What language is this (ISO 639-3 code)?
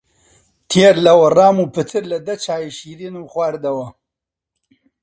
ckb